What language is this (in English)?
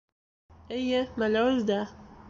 Bashkir